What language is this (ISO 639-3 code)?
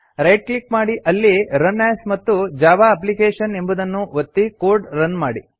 kan